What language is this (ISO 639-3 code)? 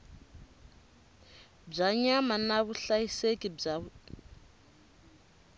tso